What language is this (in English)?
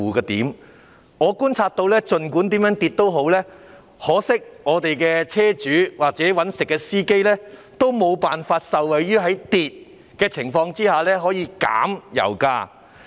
Cantonese